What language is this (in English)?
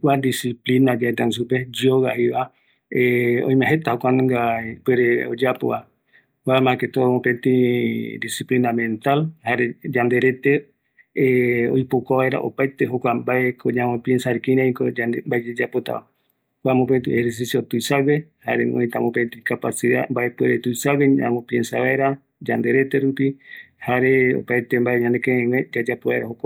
Eastern Bolivian Guaraní